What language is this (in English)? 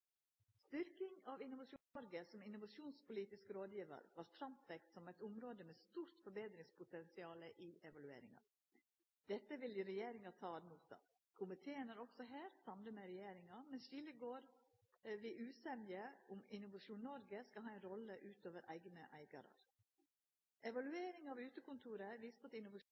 Norwegian Nynorsk